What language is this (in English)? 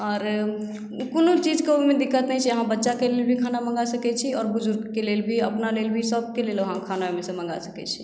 Maithili